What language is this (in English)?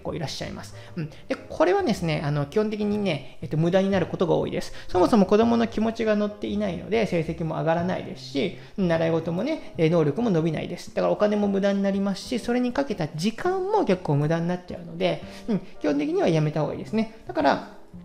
Japanese